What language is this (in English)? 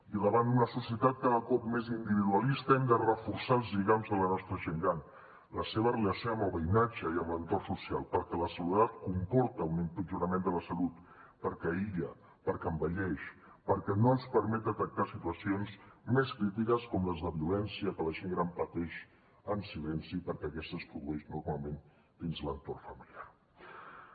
Catalan